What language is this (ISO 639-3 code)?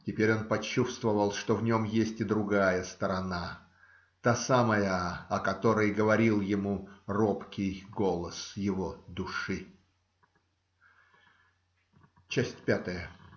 rus